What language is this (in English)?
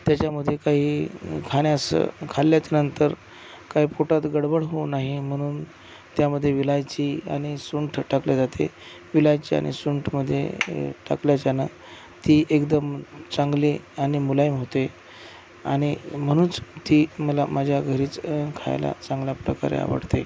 Marathi